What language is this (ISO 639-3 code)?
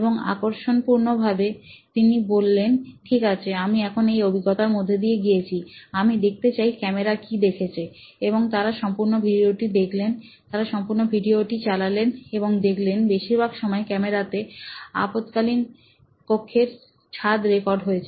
ben